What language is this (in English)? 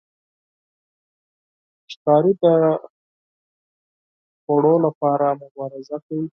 Pashto